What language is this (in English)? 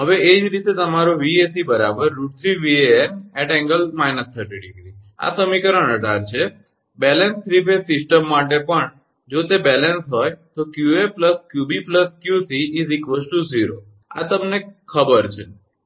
Gujarati